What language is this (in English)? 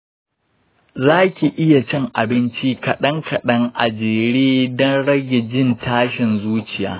Hausa